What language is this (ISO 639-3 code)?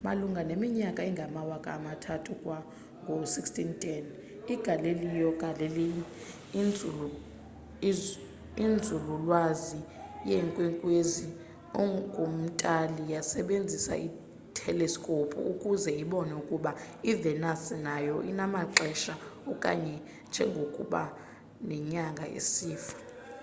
xho